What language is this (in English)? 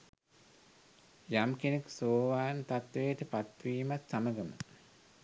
Sinhala